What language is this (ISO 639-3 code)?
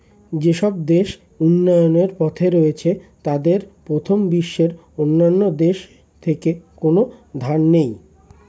ben